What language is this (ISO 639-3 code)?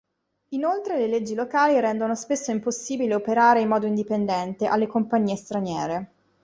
ita